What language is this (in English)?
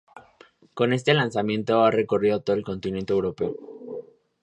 Spanish